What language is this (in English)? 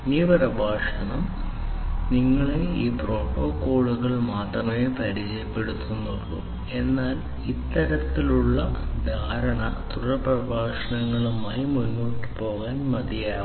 Malayalam